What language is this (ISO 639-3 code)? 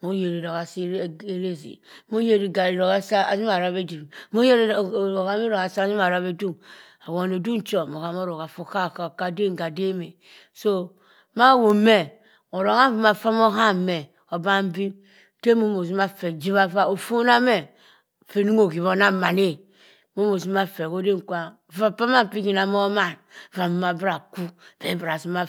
mfn